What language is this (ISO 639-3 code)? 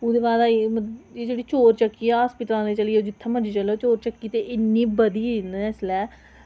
doi